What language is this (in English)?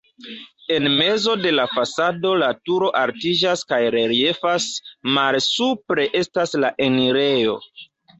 Esperanto